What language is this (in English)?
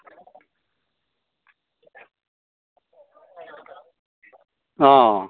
Dogri